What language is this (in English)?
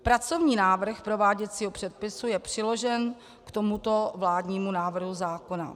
Czech